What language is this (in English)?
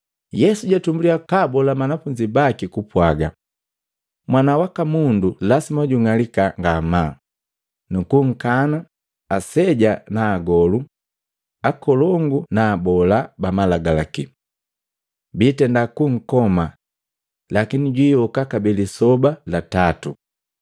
Matengo